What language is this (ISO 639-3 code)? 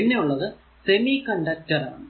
mal